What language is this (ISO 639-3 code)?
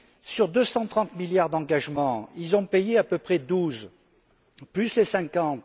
fra